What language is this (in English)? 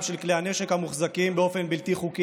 Hebrew